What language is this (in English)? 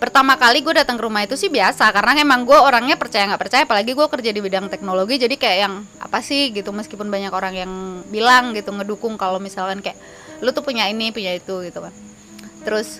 Indonesian